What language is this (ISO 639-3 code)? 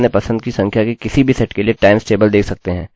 hin